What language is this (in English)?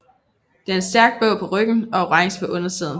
Danish